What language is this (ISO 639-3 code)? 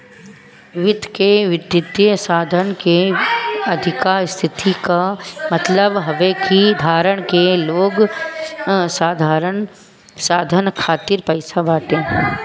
bho